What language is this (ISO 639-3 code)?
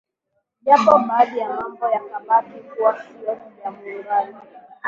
swa